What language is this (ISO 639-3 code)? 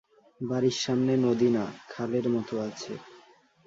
ben